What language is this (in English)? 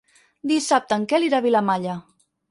Catalan